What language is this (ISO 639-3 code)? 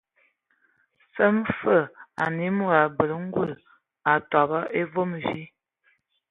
ewo